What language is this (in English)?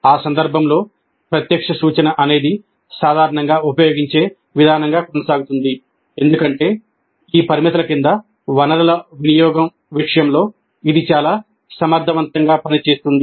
Telugu